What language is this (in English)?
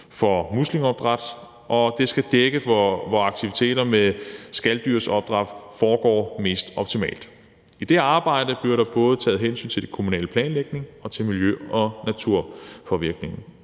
Danish